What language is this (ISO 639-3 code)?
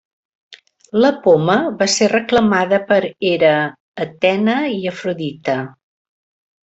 cat